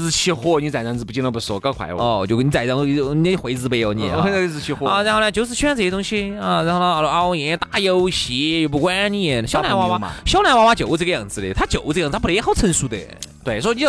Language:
Chinese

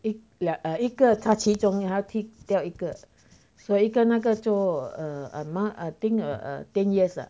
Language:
English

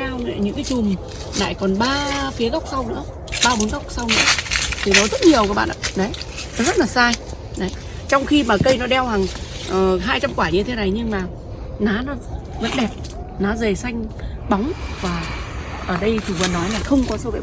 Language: Vietnamese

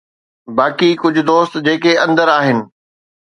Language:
Sindhi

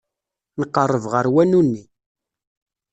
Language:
Kabyle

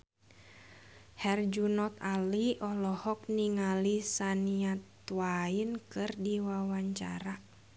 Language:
Sundanese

